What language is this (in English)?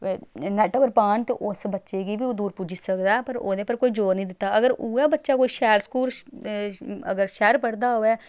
Dogri